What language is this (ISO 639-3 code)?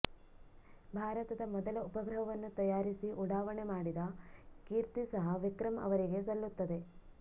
kan